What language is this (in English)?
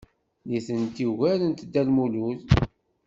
Kabyle